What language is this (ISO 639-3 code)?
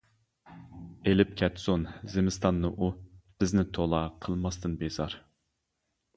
uig